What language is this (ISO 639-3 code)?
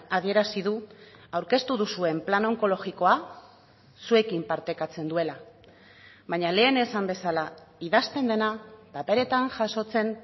eus